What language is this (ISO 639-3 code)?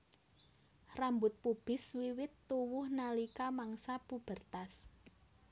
jav